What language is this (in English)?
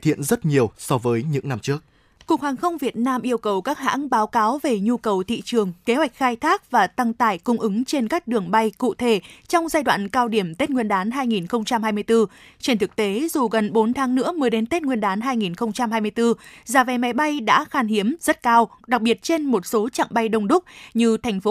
Vietnamese